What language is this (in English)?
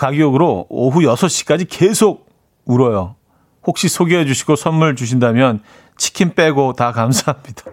Korean